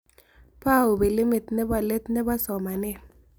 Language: Kalenjin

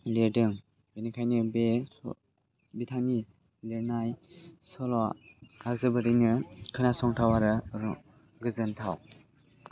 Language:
Bodo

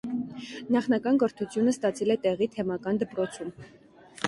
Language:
Armenian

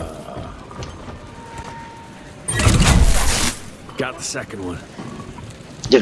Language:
Indonesian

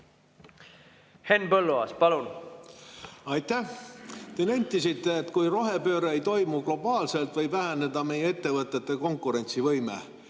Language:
Estonian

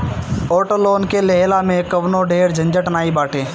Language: Bhojpuri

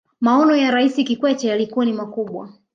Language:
Swahili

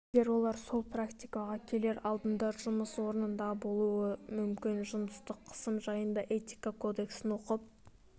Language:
Kazakh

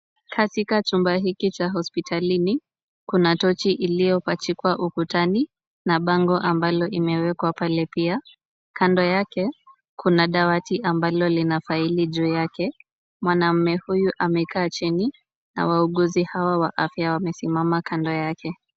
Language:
Swahili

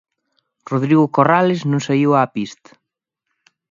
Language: Galician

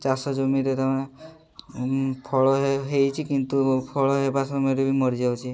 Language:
Odia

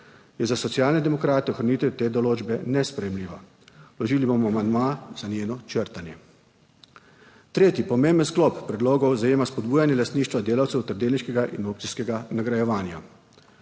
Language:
Slovenian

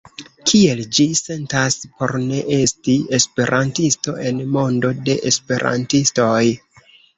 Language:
Esperanto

